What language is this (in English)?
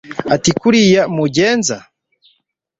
Kinyarwanda